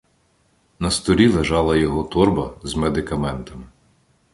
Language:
Ukrainian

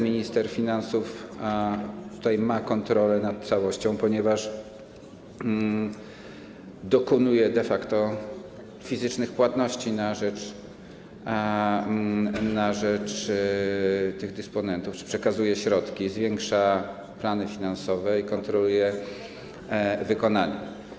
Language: Polish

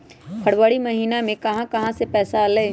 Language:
Magahi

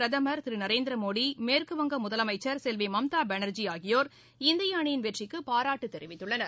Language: Tamil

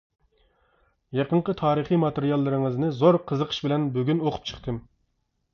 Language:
Uyghur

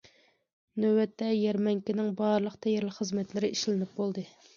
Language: Uyghur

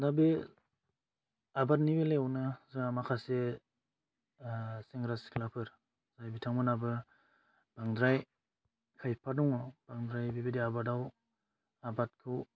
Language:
Bodo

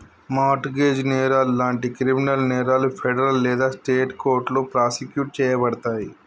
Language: Telugu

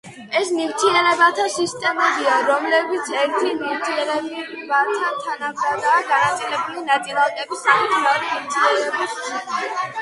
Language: Georgian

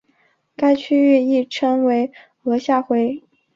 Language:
Chinese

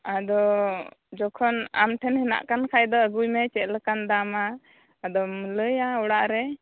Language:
Santali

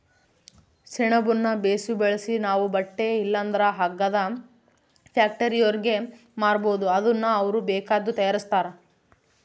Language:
Kannada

